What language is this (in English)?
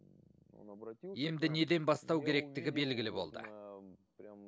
Kazakh